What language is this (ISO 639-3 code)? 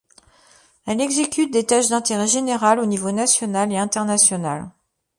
fra